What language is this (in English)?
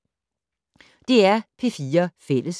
Danish